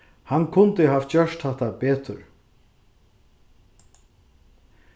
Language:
Faroese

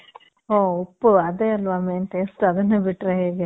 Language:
Kannada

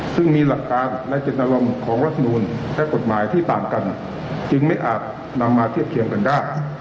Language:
Thai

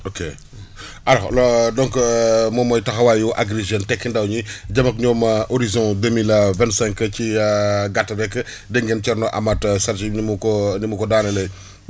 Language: Wolof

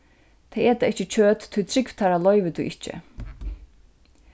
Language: Faroese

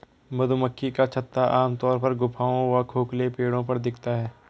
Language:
Hindi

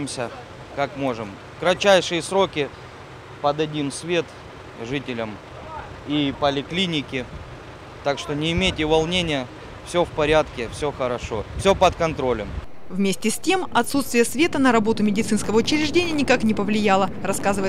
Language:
Russian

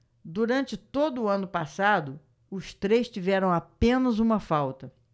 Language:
Portuguese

